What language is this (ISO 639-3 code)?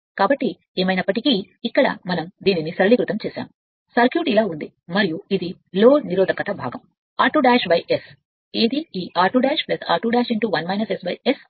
tel